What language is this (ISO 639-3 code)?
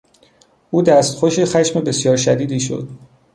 fas